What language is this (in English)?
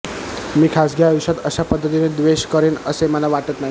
Marathi